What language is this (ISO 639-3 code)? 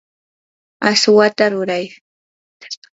qur